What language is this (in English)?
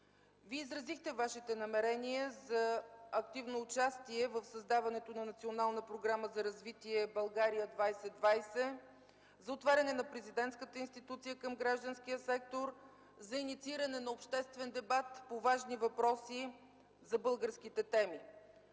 Bulgarian